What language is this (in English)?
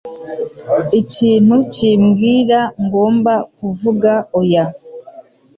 Kinyarwanda